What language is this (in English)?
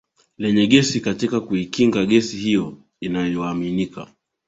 Swahili